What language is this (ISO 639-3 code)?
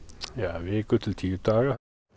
isl